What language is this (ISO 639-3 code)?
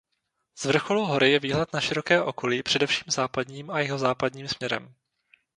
ces